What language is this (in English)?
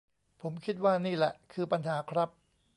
Thai